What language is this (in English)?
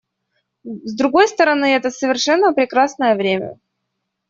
Russian